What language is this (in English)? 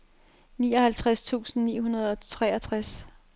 Danish